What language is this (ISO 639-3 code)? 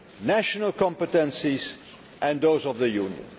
eng